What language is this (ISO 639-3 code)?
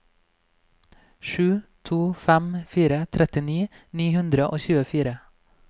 nor